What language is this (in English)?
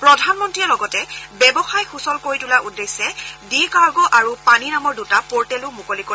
Assamese